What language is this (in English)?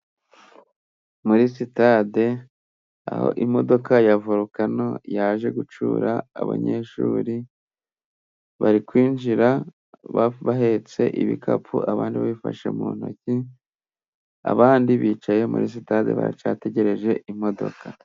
Kinyarwanda